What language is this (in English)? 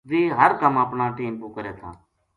Gujari